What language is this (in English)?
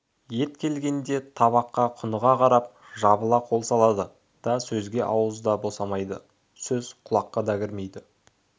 Kazakh